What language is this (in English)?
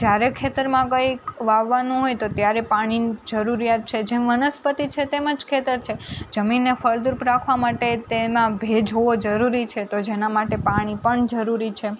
Gujarati